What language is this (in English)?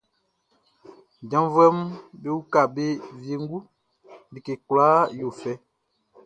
Baoulé